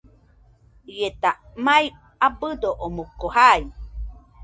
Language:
Nüpode Huitoto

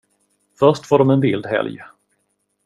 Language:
Swedish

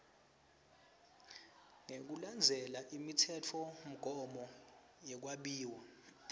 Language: Swati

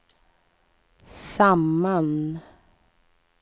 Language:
Swedish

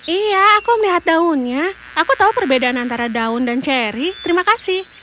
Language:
Indonesian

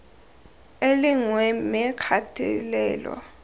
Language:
Tswana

